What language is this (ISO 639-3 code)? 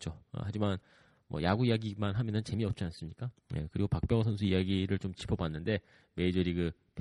kor